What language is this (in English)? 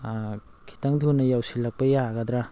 Manipuri